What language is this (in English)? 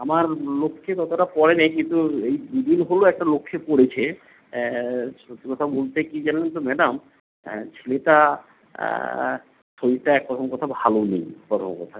Bangla